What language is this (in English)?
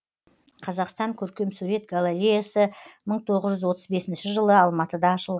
Kazakh